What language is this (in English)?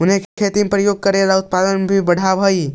Magahi